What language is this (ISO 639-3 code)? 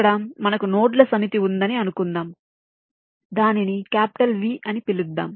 tel